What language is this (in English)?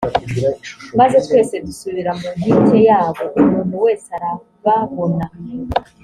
Kinyarwanda